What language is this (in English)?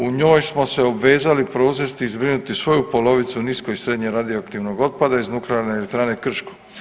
Croatian